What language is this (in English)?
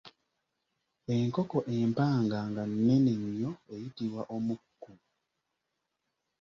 Ganda